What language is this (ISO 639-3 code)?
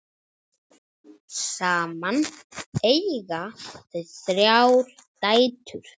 isl